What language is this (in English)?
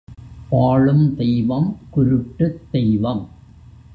Tamil